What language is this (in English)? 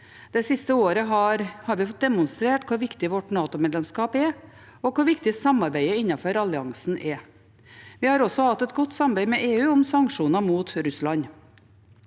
Norwegian